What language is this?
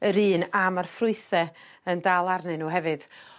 Welsh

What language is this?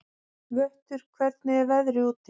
Icelandic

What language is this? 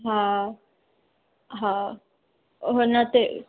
Sindhi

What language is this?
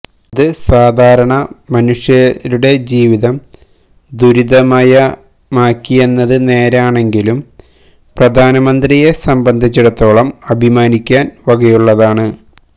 Malayalam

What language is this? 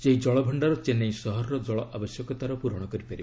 Odia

